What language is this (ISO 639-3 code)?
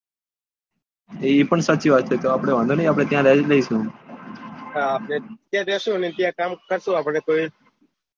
guj